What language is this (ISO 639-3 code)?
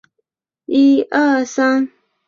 zho